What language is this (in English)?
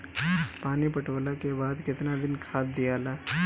Bhojpuri